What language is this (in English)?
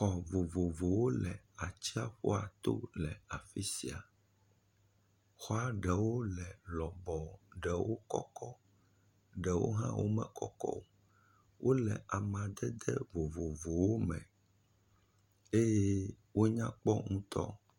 Ewe